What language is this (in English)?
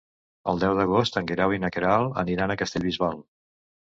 Catalan